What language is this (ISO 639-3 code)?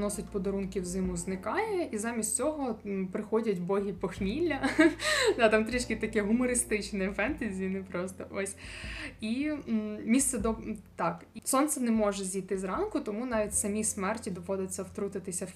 ukr